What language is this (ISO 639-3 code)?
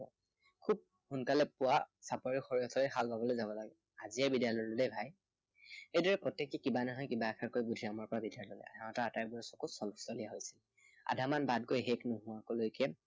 asm